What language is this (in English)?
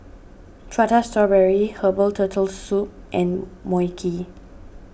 English